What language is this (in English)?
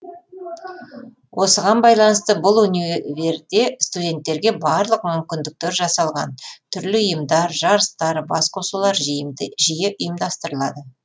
Kazakh